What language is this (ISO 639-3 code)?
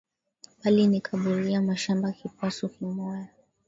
swa